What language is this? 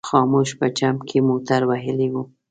Pashto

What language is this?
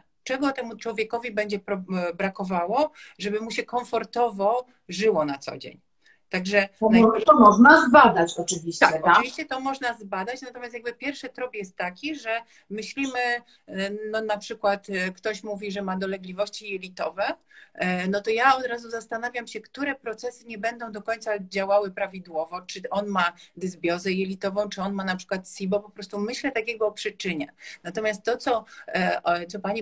Polish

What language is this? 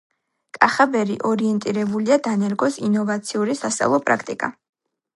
Georgian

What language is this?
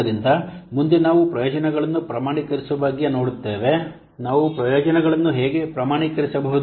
Kannada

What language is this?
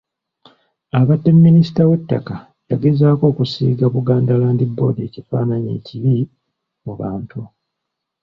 Ganda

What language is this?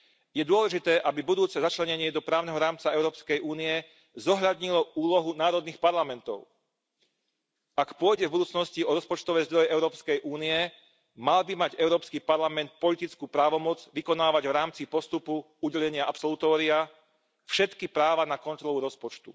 Slovak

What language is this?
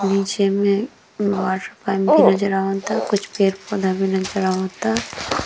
Bhojpuri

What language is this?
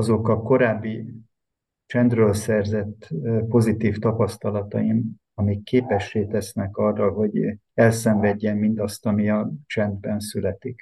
Hungarian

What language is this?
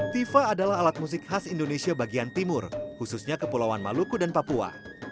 Indonesian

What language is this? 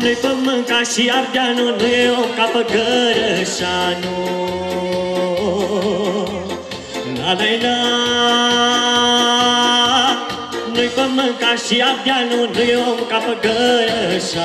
Romanian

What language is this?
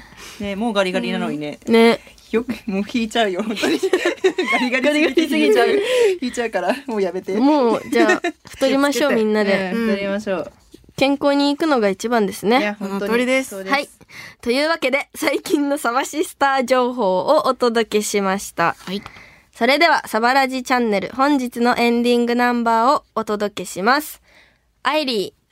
Japanese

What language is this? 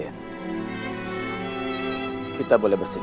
Indonesian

